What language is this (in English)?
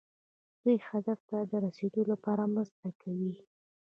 Pashto